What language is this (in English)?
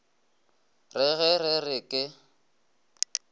Northern Sotho